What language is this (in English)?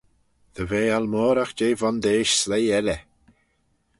Manx